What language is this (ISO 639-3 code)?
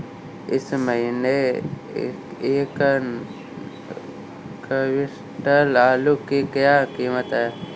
hin